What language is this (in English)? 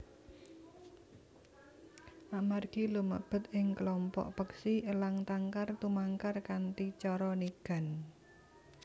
Javanese